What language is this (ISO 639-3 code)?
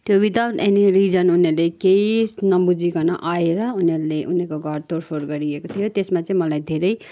nep